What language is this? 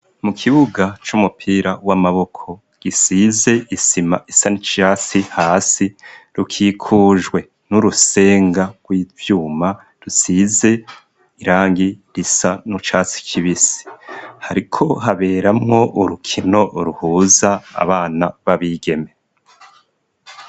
Rundi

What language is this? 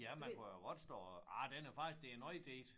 Danish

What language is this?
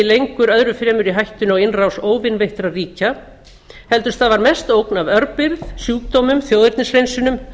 Icelandic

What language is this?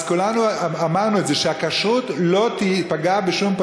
Hebrew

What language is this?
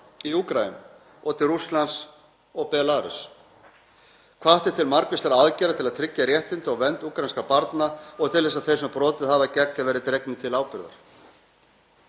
Icelandic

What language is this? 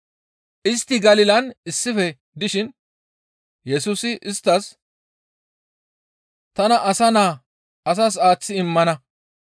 Gamo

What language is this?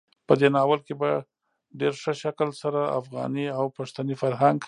Pashto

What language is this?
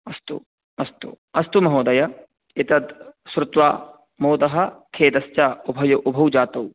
Sanskrit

